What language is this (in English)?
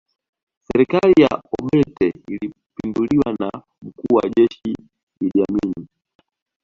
Swahili